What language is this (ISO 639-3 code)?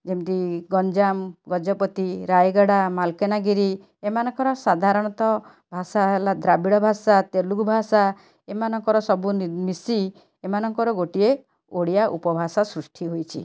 ori